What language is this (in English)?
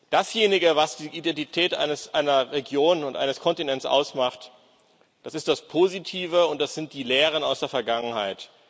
German